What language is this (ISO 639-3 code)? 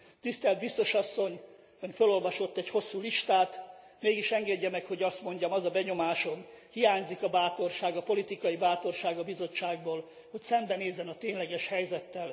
hun